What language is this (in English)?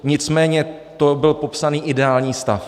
Czech